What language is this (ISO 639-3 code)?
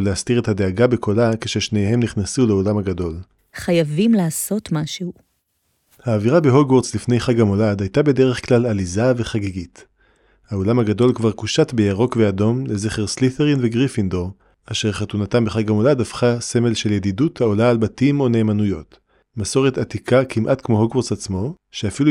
heb